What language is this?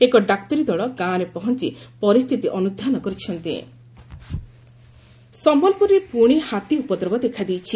Odia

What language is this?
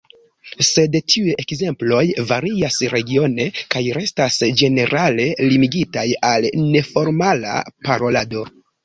Esperanto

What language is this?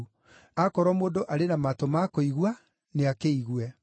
Kikuyu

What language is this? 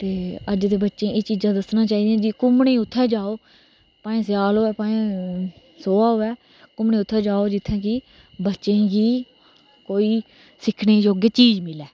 Dogri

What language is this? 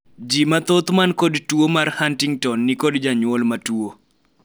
Luo (Kenya and Tanzania)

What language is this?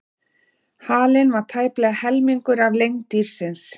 Icelandic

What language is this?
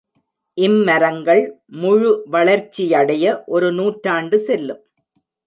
Tamil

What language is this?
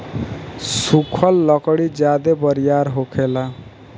Bhojpuri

